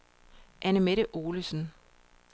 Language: Danish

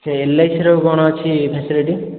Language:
Odia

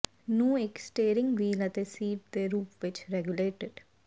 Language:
Punjabi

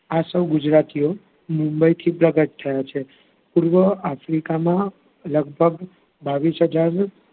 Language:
Gujarati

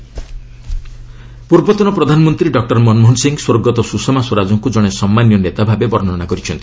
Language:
Odia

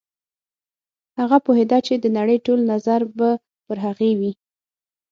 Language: Pashto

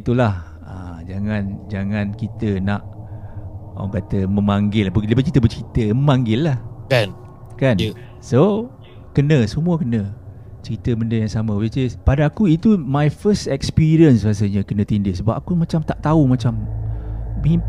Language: Malay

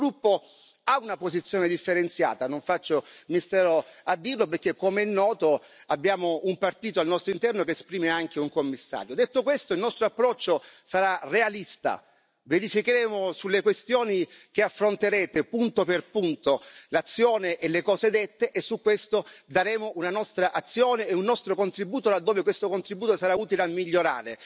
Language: Italian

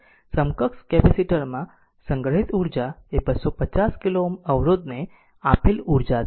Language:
Gujarati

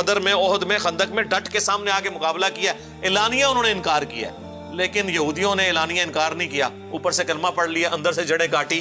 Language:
Urdu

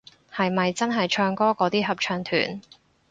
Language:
Cantonese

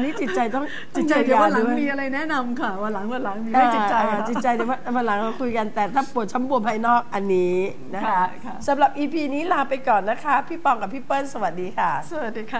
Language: Thai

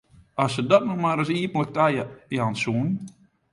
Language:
Western Frisian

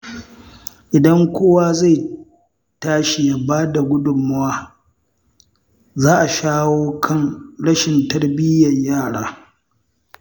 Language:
Hausa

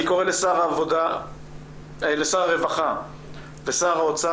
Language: Hebrew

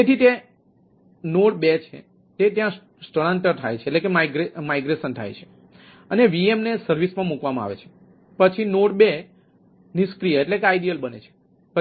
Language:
Gujarati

